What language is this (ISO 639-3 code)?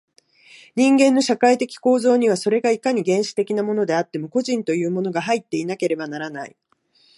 jpn